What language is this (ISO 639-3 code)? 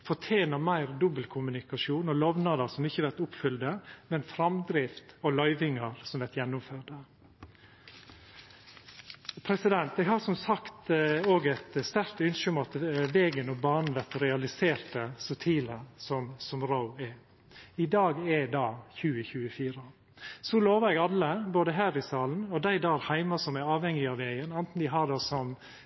nno